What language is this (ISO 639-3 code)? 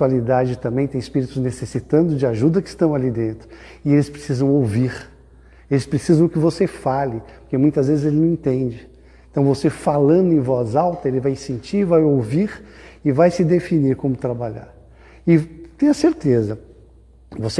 por